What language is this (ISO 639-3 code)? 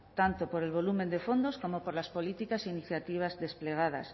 spa